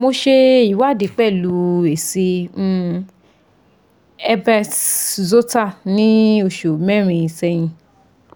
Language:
Yoruba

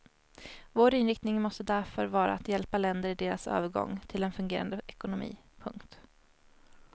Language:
Swedish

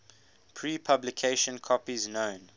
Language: English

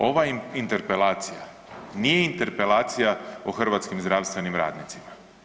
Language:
Croatian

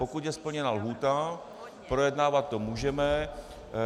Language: Czech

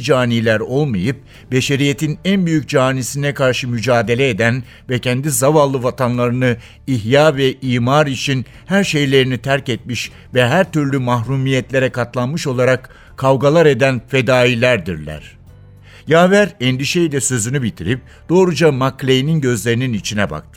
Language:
Turkish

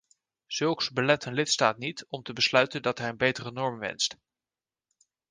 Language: Dutch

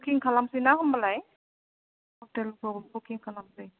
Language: Bodo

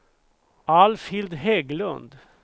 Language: Swedish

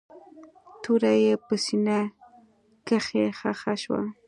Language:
Pashto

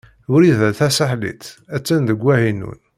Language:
Kabyle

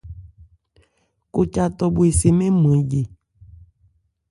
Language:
Ebrié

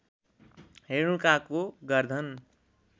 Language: Nepali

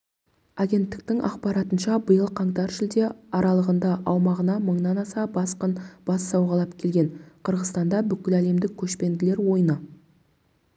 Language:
Kazakh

